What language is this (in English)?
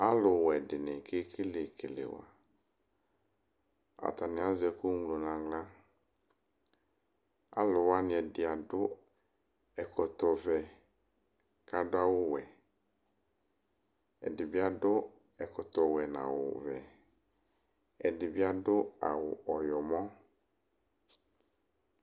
Ikposo